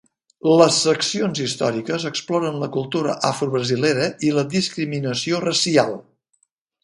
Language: Catalan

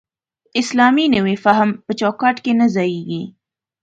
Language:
Pashto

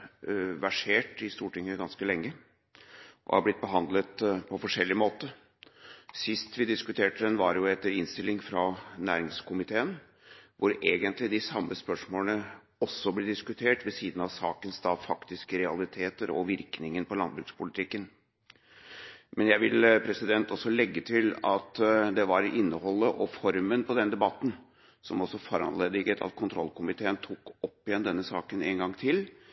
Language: Norwegian Bokmål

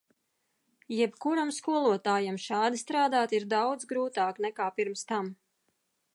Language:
Latvian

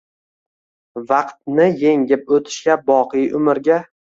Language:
Uzbek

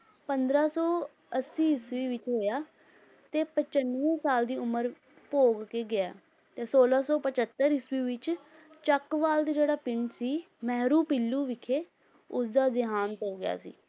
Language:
Punjabi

